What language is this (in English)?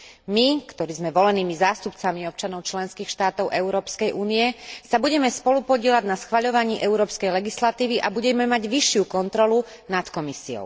Slovak